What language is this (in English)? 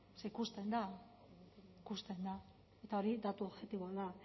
Basque